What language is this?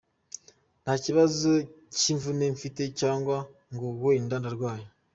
Kinyarwanda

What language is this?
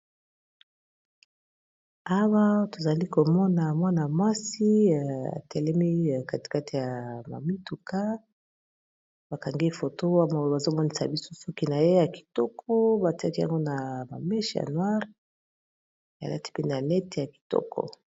Lingala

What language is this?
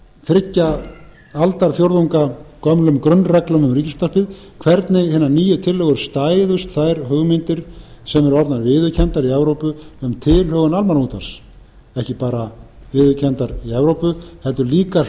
Icelandic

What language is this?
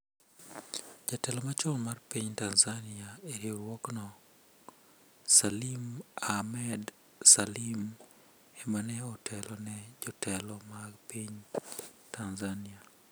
Luo (Kenya and Tanzania)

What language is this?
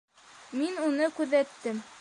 Bashkir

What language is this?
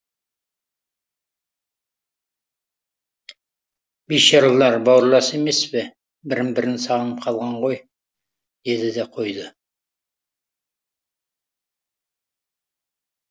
Kazakh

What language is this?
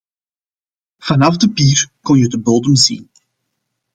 Dutch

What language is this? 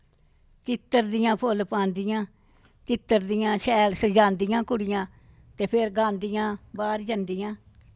Dogri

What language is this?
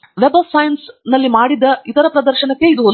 Kannada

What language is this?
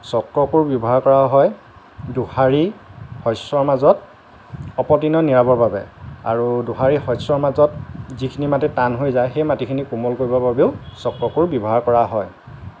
Assamese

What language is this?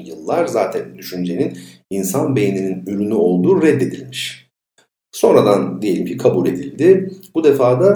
Turkish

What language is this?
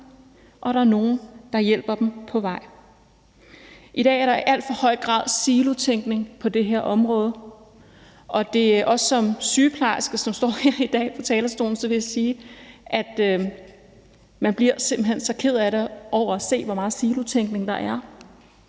Danish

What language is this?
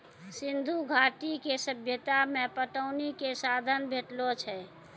Maithili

